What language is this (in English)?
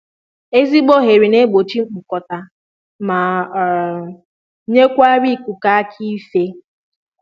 Igbo